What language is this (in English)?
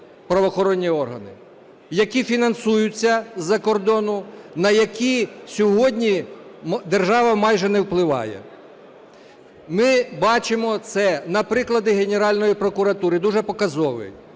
Ukrainian